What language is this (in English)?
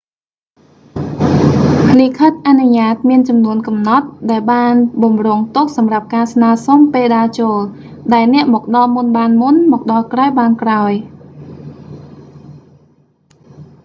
Khmer